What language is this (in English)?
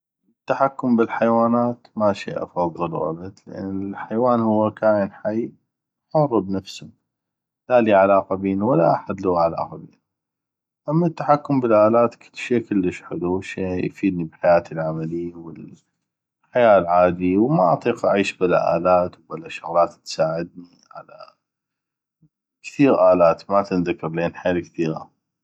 North Mesopotamian Arabic